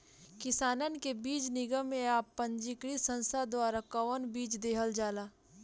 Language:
Bhojpuri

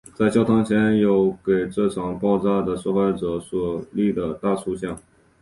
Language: Chinese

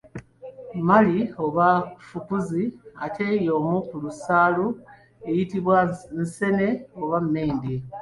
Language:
Ganda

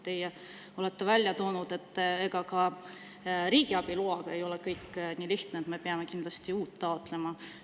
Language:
Estonian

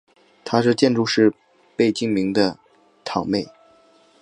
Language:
Chinese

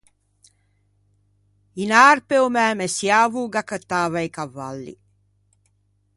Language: Ligurian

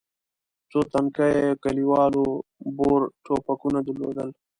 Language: Pashto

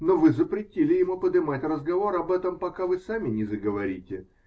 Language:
Russian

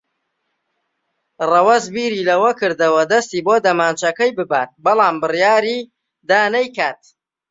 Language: Central Kurdish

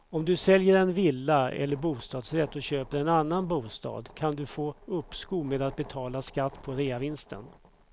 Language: Swedish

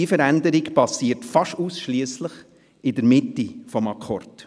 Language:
Swiss German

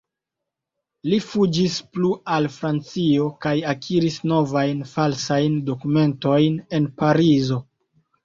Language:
Esperanto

